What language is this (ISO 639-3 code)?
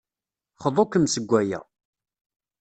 kab